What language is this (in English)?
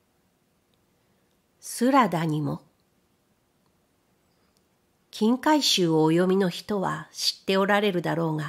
Japanese